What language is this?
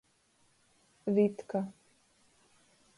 Latgalian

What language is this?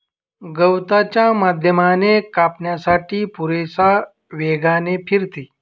Marathi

